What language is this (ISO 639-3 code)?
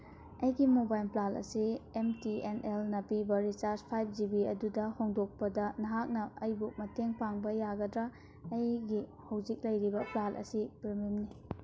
mni